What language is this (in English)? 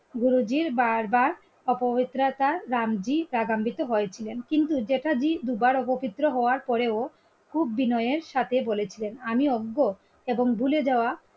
Bangla